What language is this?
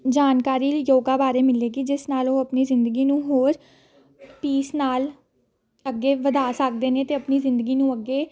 Punjabi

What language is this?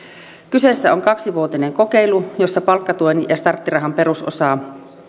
Finnish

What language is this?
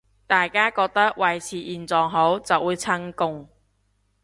Cantonese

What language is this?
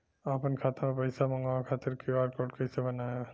Bhojpuri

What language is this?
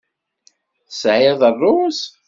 Kabyle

